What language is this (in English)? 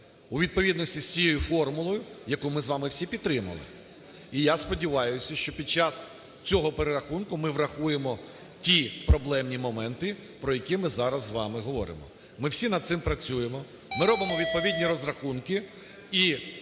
Ukrainian